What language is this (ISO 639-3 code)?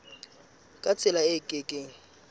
sot